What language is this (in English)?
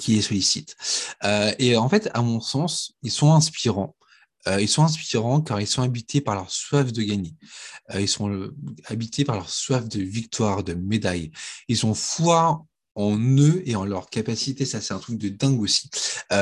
French